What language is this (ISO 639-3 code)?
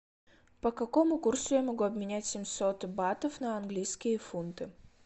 rus